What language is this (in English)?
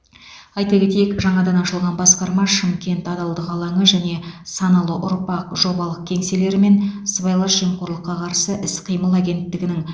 Kazakh